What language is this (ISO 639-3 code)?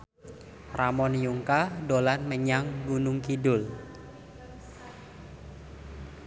jav